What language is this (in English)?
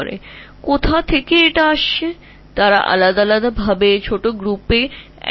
Bangla